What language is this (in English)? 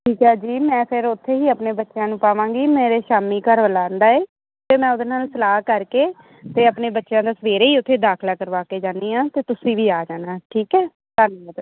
Punjabi